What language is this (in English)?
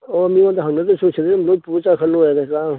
Manipuri